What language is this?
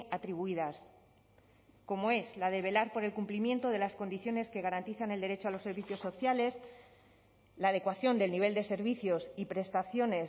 Spanish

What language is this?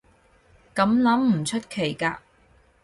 Cantonese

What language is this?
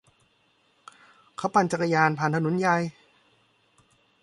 Thai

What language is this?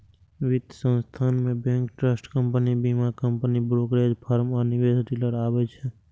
Maithili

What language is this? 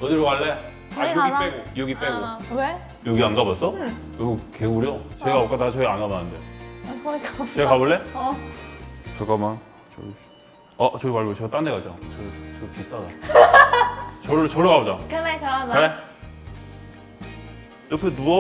Korean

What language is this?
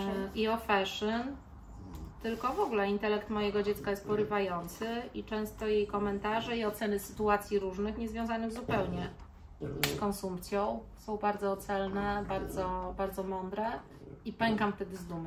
Polish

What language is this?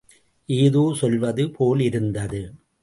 Tamil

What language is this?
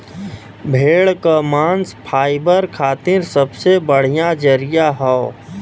Bhojpuri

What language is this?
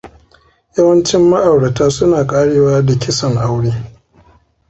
Hausa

